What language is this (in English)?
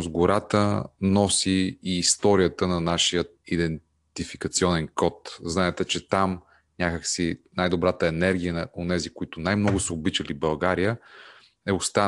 Bulgarian